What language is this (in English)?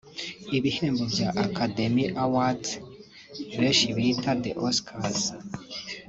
Kinyarwanda